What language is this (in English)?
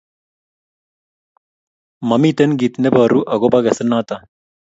Kalenjin